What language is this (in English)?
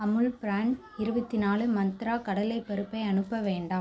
Tamil